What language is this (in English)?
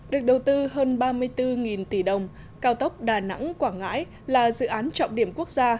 Vietnamese